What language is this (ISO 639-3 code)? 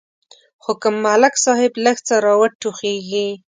pus